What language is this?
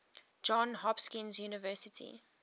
English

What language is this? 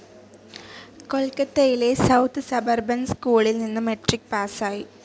Malayalam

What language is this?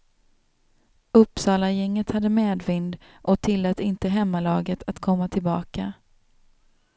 Swedish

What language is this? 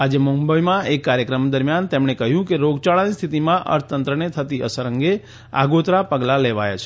Gujarati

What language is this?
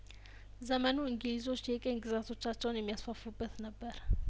Amharic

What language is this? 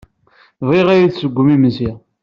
Kabyle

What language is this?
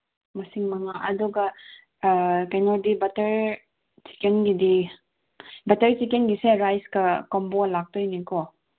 Manipuri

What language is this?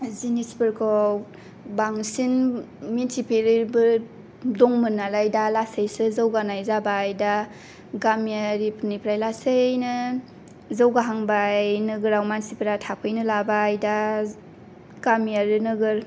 Bodo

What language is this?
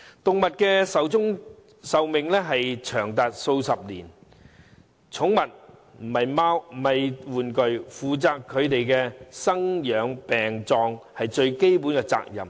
Cantonese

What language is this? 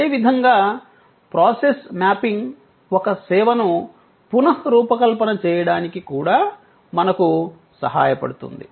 Telugu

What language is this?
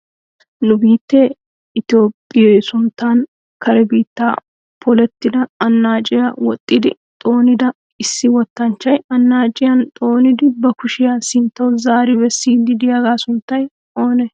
Wolaytta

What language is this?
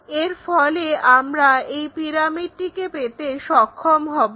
Bangla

